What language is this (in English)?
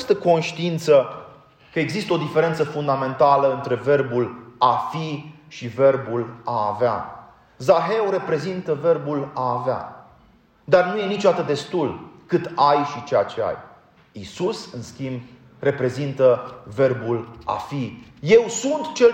Romanian